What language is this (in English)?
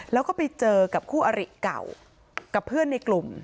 Thai